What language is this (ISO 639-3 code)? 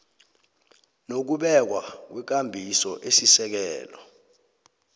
nbl